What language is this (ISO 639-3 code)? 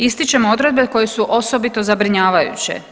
hrv